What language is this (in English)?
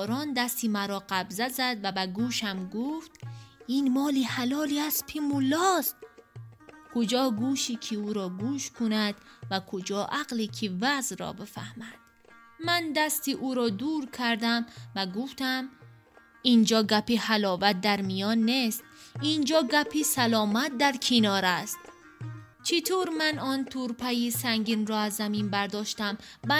Persian